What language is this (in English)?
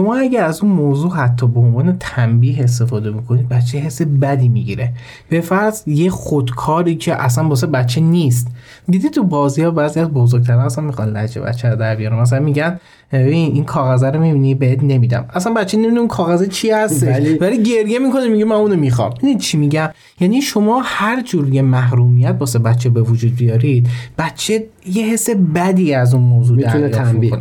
Persian